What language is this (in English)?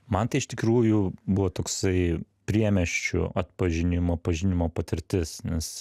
Lithuanian